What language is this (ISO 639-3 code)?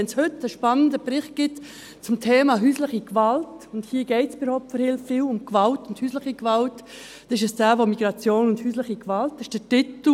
gsw